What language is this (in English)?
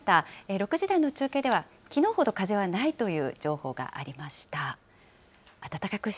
Japanese